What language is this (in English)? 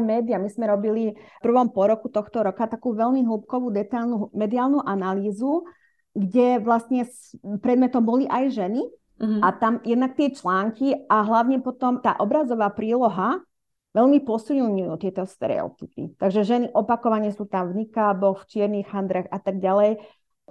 Slovak